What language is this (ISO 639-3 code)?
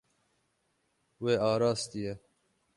kur